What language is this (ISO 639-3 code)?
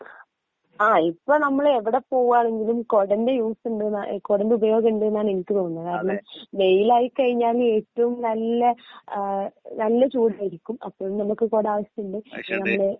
mal